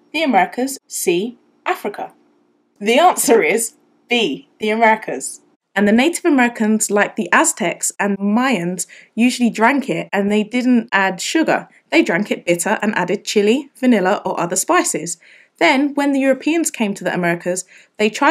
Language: English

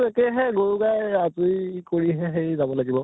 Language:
Assamese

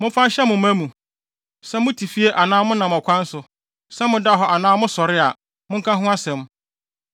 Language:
Akan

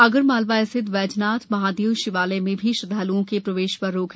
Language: Hindi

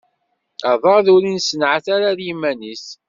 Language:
Kabyle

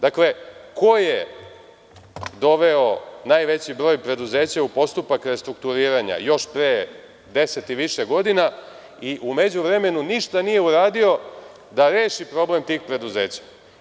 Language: Serbian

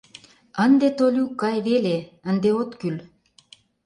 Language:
Mari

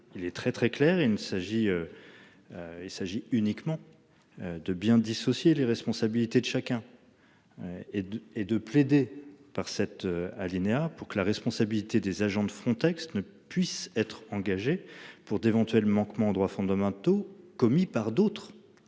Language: French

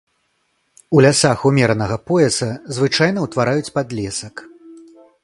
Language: Belarusian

